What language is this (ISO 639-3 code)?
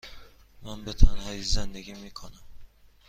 fas